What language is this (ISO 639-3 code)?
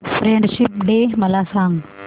mar